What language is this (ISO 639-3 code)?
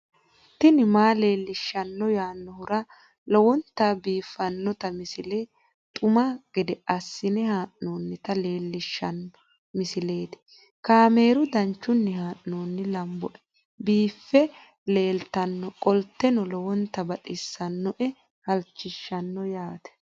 sid